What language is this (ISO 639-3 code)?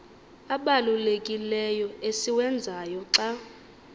xho